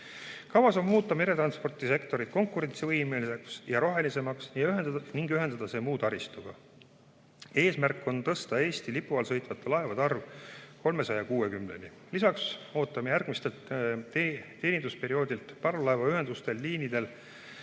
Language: Estonian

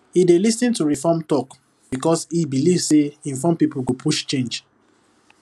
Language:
Nigerian Pidgin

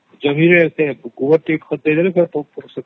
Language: Odia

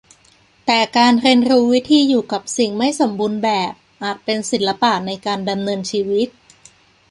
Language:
Thai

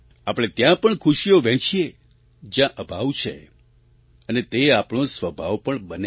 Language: Gujarati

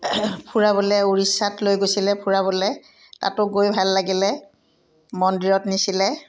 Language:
Assamese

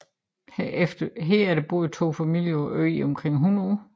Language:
Danish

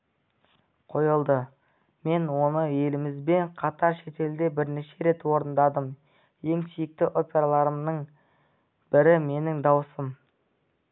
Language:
Kazakh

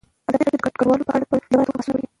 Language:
Pashto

